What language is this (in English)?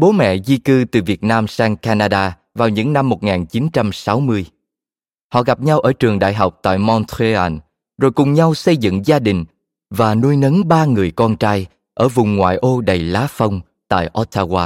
Vietnamese